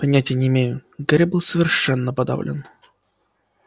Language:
Russian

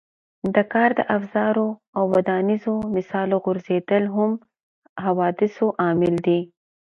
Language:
Pashto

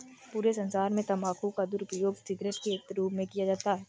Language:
Hindi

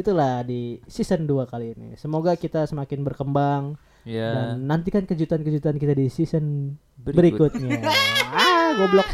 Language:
Indonesian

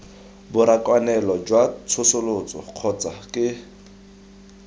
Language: Tswana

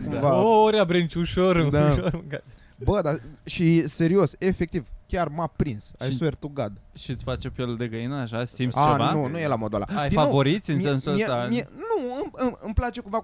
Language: Romanian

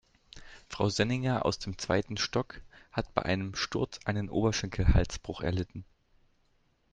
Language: German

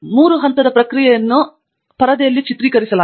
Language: Kannada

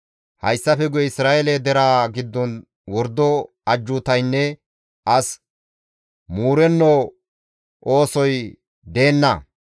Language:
Gamo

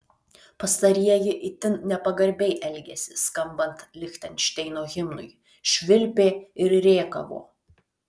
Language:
Lithuanian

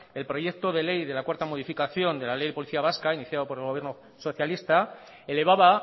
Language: Spanish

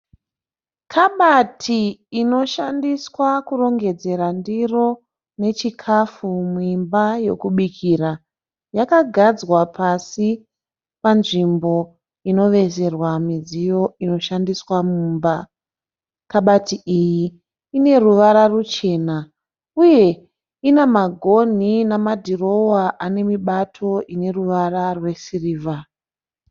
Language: Shona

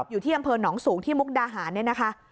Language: Thai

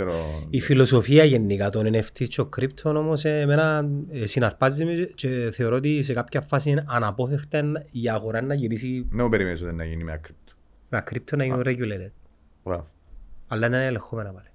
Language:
Greek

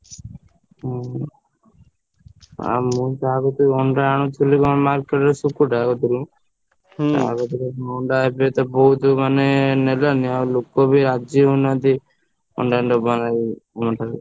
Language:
Odia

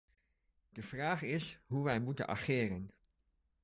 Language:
Dutch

